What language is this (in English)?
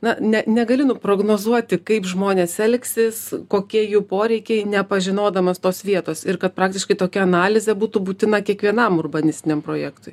Lithuanian